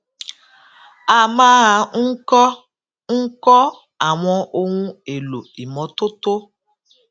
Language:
Yoruba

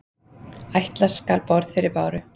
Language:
Icelandic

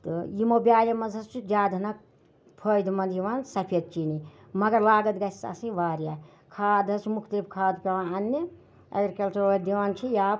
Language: Kashmiri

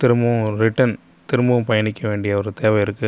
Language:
Tamil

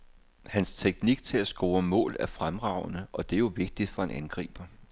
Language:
Danish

